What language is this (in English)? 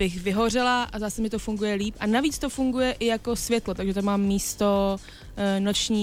Czech